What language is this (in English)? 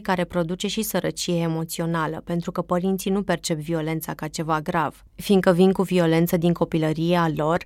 Romanian